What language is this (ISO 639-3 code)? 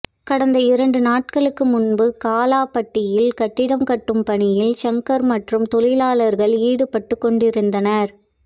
tam